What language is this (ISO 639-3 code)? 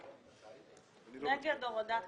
heb